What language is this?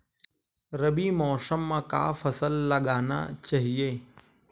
Chhattisgarhi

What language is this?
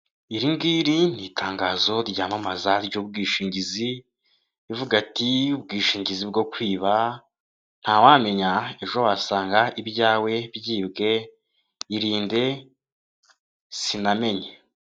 Kinyarwanda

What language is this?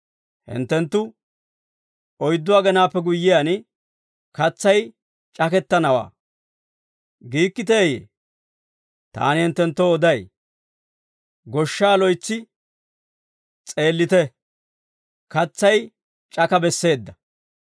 Dawro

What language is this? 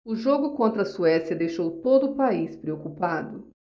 Portuguese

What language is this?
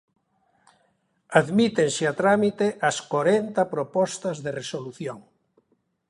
Galician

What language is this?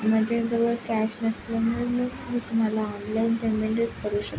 Marathi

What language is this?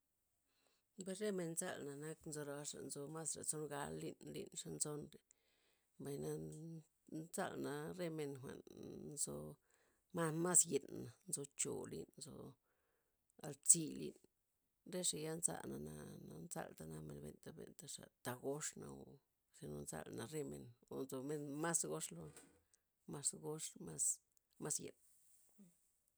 Loxicha Zapotec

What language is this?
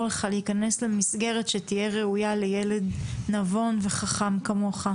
Hebrew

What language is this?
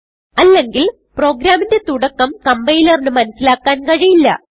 Malayalam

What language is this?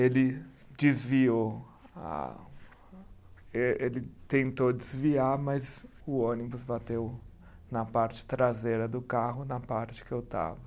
Portuguese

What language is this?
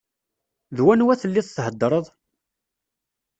Kabyle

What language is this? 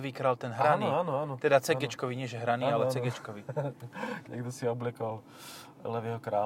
Slovak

